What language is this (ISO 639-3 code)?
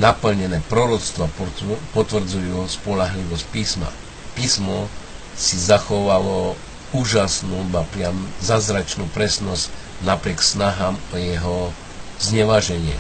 slk